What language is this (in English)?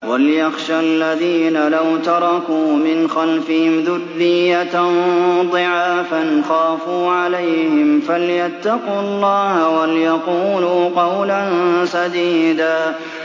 Arabic